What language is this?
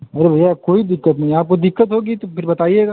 Hindi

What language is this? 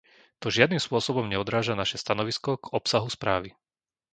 Slovak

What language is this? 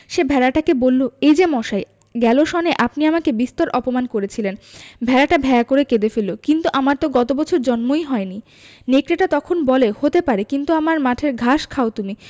Bangla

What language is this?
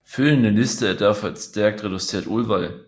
Danish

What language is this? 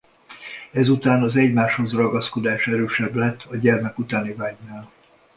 Hungarian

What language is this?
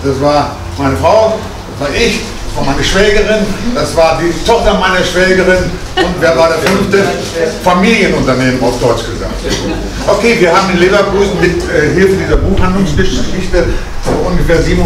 German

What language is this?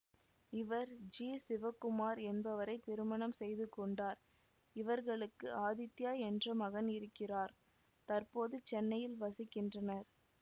Tamil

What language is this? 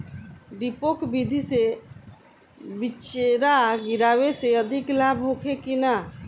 Bhojpuri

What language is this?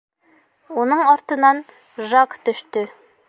Bashkir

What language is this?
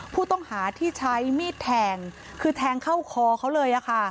Thai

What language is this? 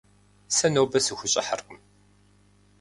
Kabardian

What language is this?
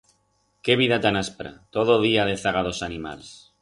Aragonese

